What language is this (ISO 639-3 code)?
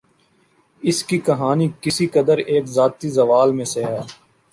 urd